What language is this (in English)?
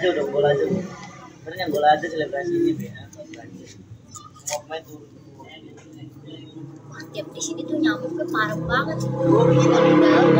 Indonesian